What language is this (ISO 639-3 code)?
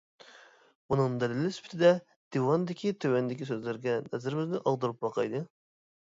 uig